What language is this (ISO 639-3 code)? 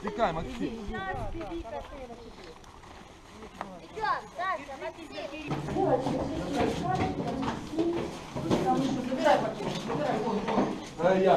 rus